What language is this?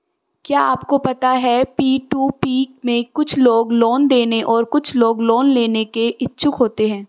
Hindi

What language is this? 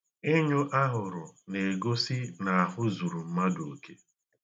Igbo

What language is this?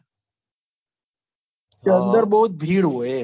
Gujarati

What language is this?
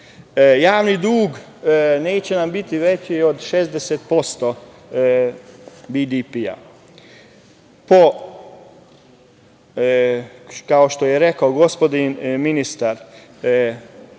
Serbian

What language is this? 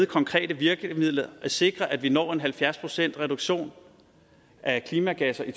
Danish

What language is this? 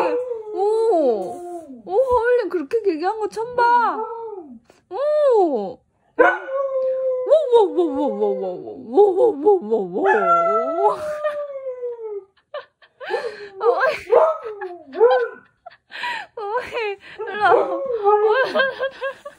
Korean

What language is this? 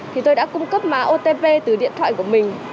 Vietnamese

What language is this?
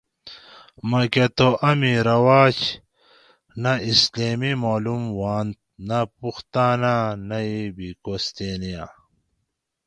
Gawri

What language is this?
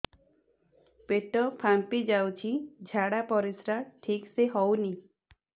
Odia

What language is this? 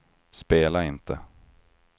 Swedish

